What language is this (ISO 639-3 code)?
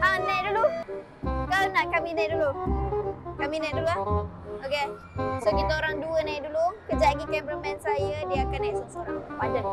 msa